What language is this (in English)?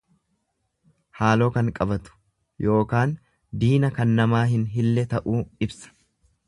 Oromo